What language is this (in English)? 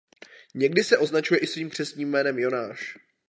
Czech